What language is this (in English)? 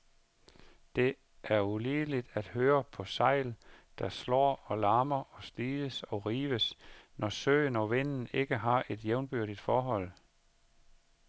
Danish